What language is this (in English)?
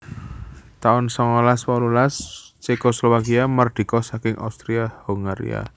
Javanese